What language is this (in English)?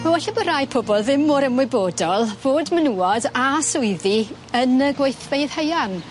Welsh